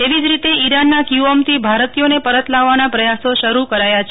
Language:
Gujarati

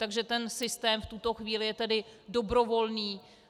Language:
Czech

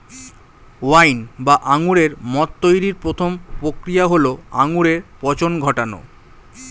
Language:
Bangla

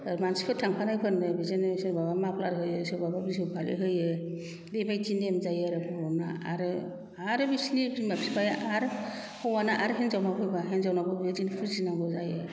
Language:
Bodo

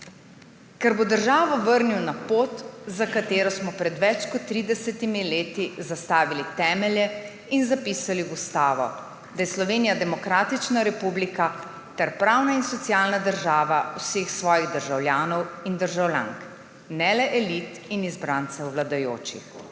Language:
Slovenian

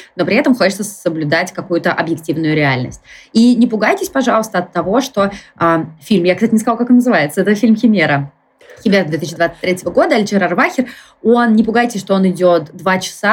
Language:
Russian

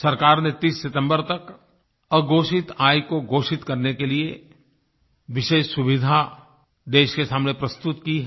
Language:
Hindi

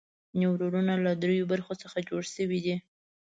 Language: Pashto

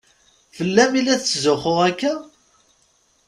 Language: Kabyle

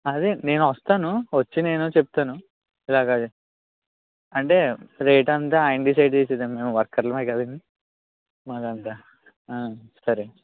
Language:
Telugu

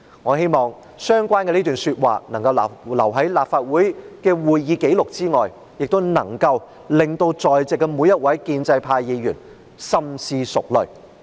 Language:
Cantonese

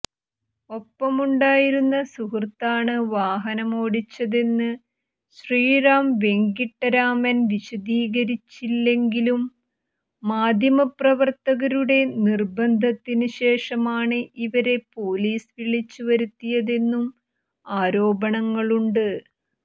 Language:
Malayalam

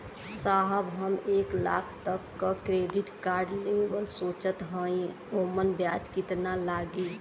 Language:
Bhojpuri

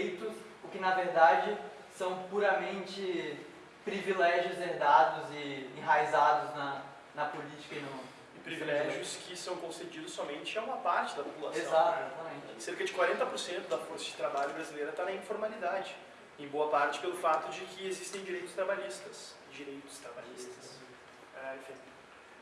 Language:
Portuguese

